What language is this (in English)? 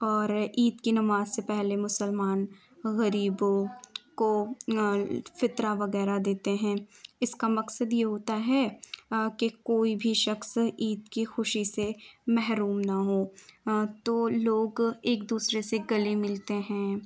Urdu